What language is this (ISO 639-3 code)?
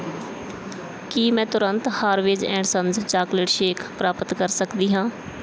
pan